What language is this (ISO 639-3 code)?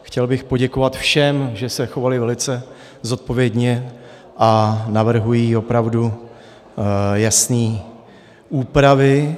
ces